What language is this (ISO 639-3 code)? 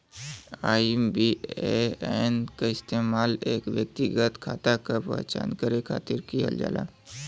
bho